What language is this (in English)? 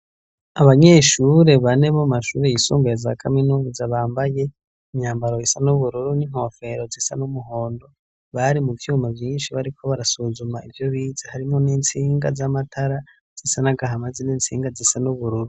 Rundi